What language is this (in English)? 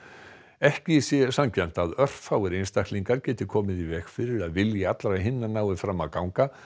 Icelandic